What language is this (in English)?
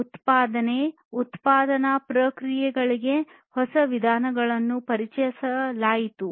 Kannada